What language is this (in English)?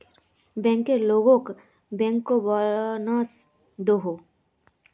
Magahi